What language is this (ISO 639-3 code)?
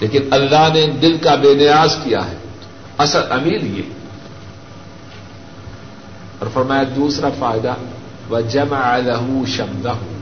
urd